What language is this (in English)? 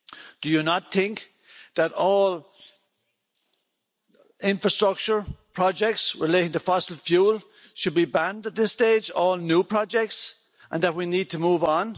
English